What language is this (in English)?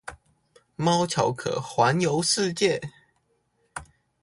Chinese